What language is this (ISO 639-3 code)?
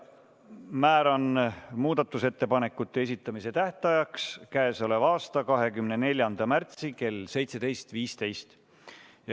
est